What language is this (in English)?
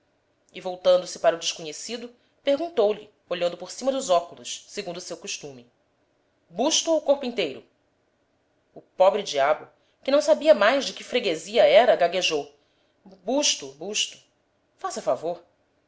Portuguese